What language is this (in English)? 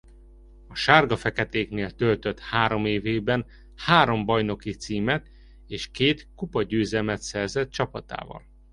Hungarian